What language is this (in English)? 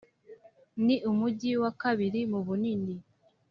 Kinyarwanda